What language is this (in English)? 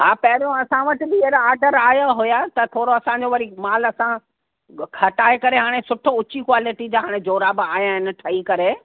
Sindhi